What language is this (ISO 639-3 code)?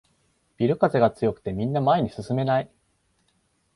jpn